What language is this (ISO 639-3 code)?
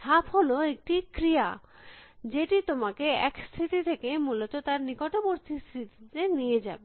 ben